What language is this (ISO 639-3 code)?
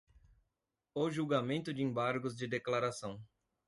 por